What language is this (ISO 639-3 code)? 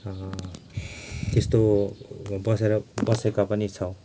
nep